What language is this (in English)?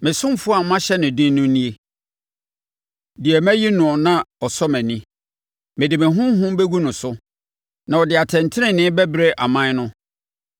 Akan